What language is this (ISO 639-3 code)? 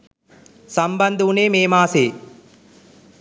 sin